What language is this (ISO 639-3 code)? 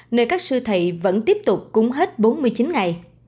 vie